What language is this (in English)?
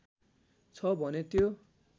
Nepali